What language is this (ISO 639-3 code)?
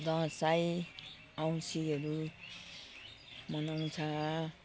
nep